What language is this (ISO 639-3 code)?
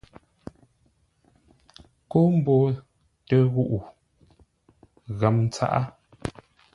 nla